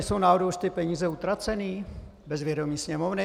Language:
Czech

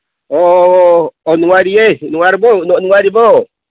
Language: Manipuri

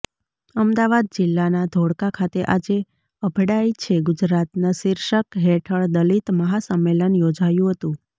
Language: Gujarati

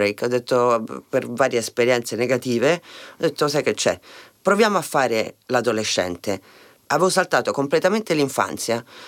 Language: Italian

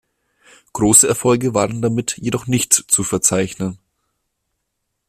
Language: German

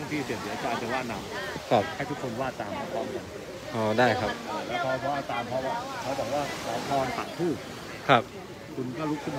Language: Thai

